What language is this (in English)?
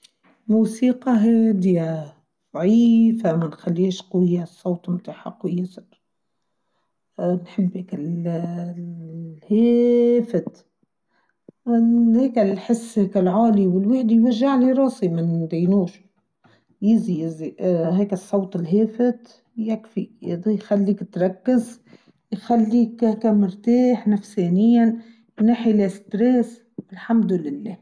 Tunisian Arabic